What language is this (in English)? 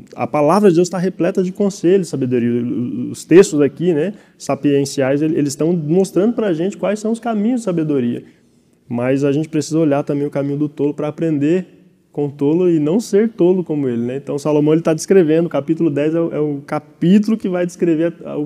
Portuguese